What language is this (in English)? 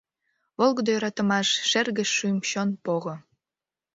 Mari